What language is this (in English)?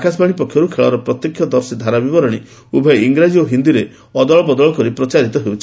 Odia